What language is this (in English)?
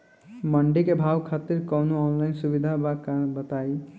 Bhojpuri